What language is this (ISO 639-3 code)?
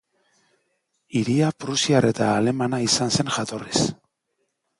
eus